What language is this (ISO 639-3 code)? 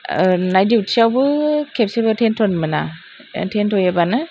brx